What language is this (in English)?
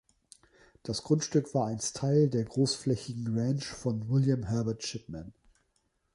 German